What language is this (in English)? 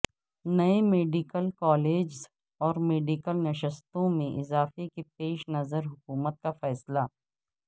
Urdu